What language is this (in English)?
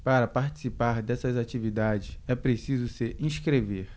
Portuguese